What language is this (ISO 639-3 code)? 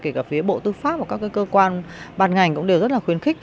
vie